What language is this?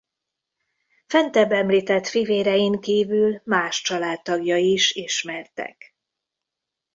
Hungarian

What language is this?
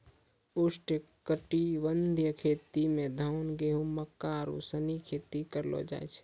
Maithili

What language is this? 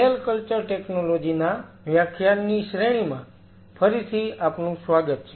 Gujarati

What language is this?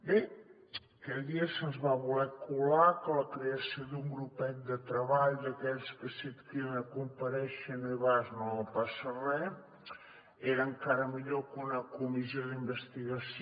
Catalan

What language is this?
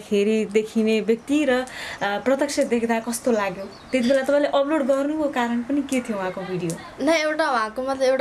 Nepali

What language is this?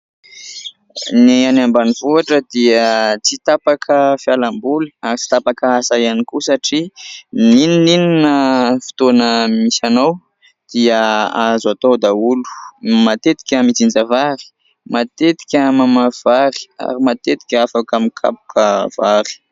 Malagasy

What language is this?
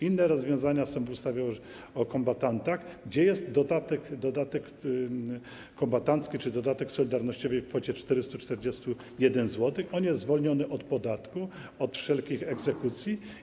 Polish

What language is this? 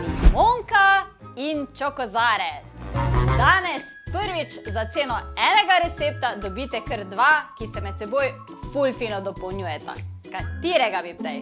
Slovenian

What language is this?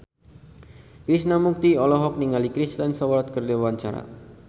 Sundanese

